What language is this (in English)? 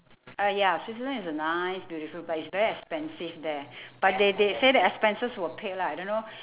English